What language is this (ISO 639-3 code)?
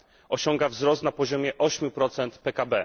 pol